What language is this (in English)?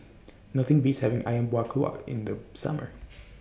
English